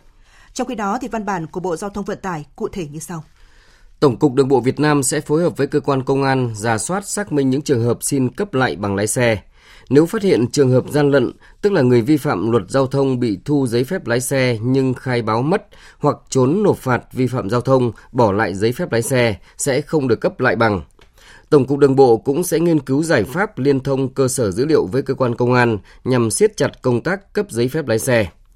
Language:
Vietnamese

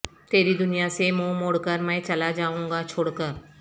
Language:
Urdu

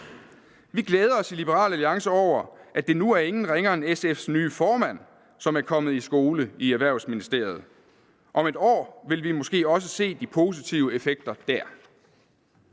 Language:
Danish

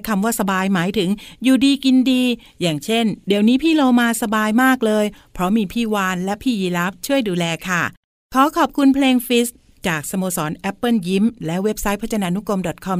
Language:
Thai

